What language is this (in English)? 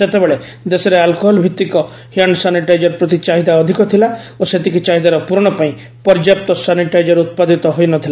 Odia